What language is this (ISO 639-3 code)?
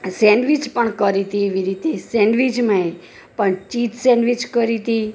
guj